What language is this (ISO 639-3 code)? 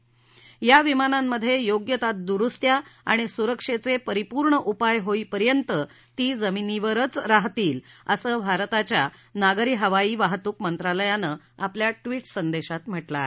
mar